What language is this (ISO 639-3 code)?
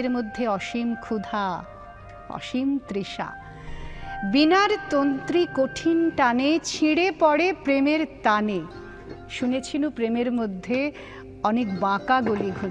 ben